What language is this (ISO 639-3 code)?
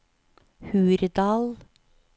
nor